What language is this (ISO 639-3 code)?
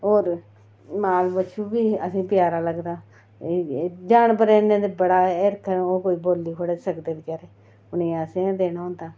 doi